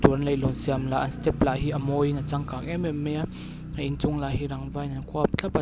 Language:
Mizo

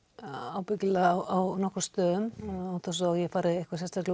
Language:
Icelandic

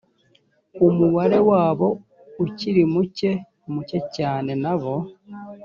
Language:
Kinyarwanda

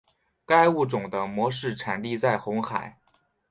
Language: Chinese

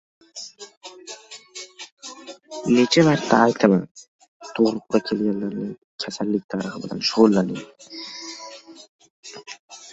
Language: Uzbek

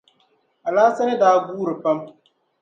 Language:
Dagbani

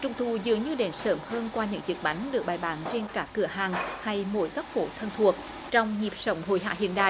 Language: Vietnamese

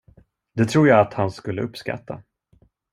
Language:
Swedish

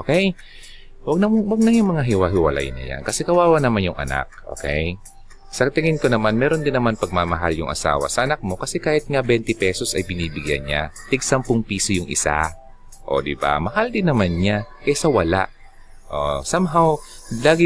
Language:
Filipino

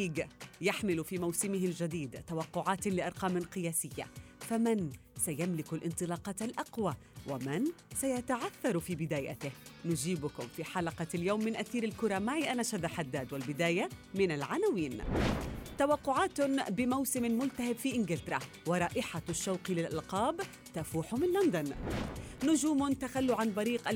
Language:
Arabic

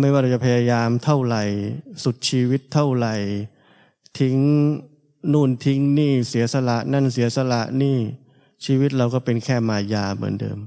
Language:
Thai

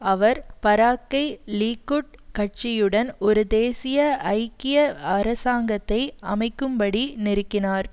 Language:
Tamil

